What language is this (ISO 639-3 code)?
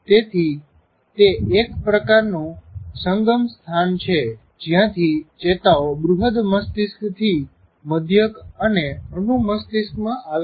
guj